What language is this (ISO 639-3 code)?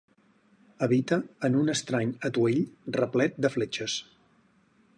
cat